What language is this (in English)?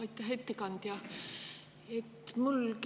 Estonian